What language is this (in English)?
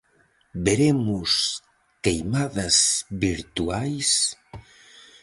Galician